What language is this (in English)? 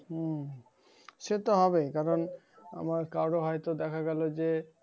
Bangla